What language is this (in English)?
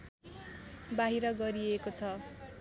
Nepali